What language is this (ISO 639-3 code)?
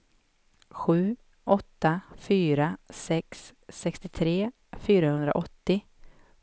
swe